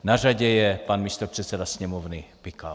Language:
Czech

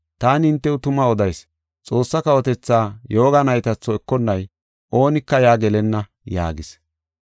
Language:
Gofa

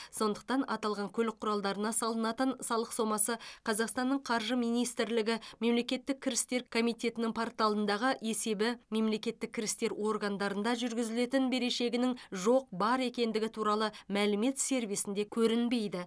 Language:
Kazakh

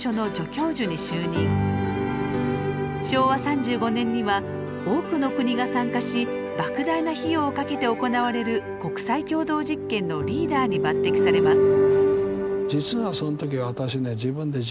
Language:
Japanese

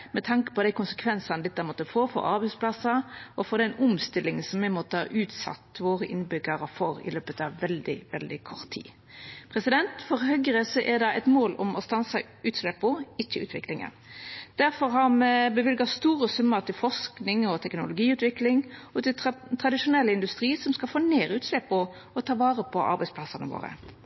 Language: Norwegian Nynorsk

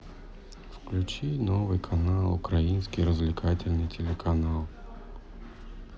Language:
Russian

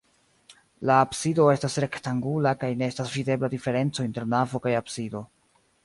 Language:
Esperanto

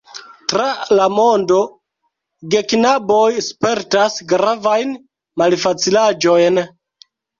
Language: Esperanto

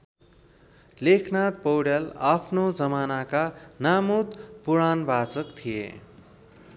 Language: Nepali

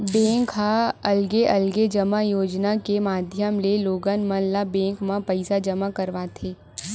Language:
Chhattisgarhi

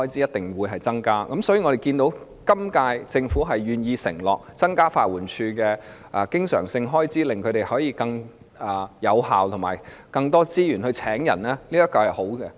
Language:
Cantonese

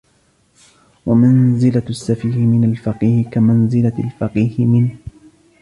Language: Arabic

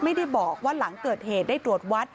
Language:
Thai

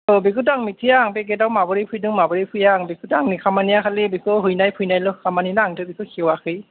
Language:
Bodo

